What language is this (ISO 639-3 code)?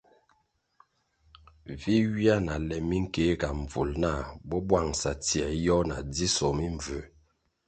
nmg